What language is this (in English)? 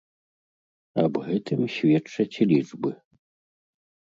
Belarusian